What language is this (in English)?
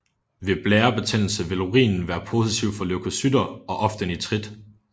Danish